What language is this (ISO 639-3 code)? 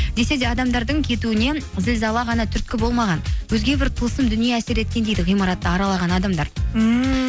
kaz